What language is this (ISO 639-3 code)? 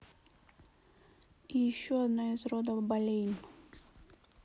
rus